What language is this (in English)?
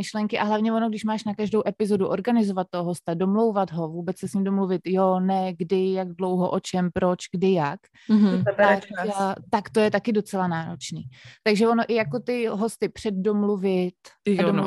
Czech